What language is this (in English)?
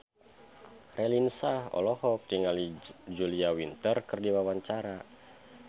Sundanese